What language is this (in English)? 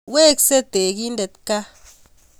Kalenjin